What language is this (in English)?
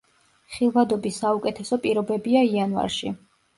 Georgian